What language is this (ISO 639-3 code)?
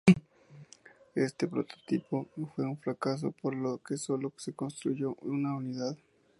spa